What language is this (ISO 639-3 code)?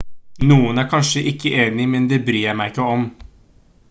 nob